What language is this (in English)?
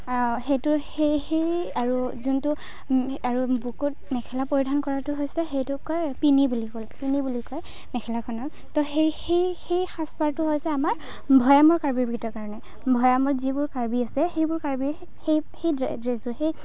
Assamese